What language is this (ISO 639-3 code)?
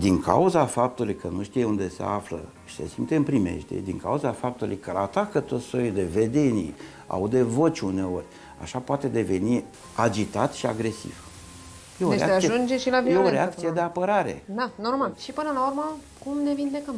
ron